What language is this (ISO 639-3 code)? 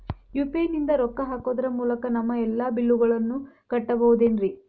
kan